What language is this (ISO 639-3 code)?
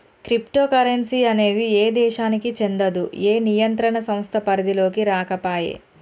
tel